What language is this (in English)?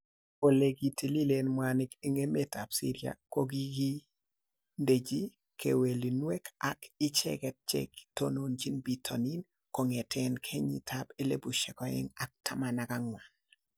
Kalenjin